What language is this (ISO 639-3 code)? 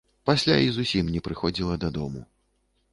bel